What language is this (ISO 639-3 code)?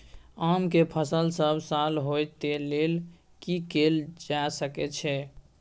mai